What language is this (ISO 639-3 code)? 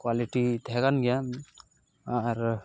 sat